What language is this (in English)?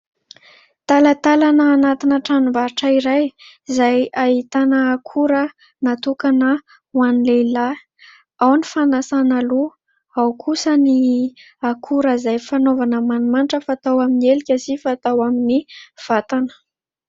Malagasy